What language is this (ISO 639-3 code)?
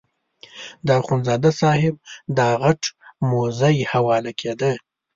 pus